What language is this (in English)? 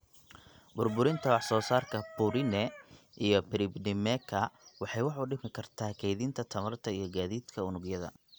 Somali